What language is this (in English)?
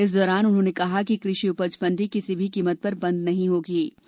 Hindi